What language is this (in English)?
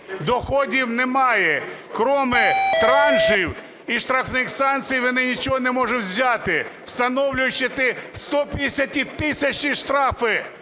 Ukrainian